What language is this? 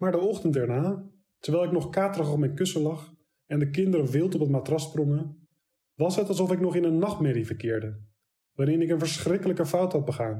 Dutch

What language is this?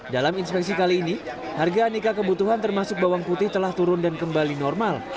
Indonesian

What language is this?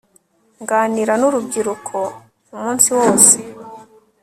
Kinyarwanda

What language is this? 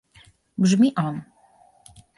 Polish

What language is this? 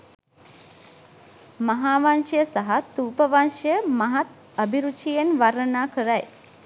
Sinhala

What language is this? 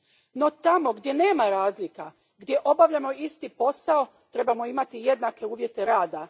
Croatian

